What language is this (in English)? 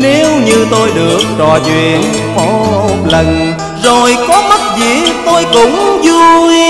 Vietnamese